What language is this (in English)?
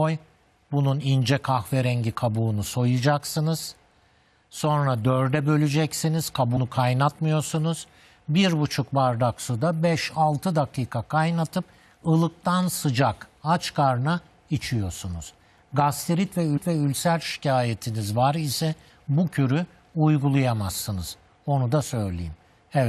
Turkish